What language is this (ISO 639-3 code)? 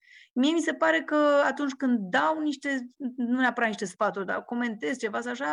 ron